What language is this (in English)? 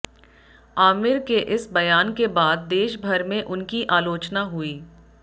Hindi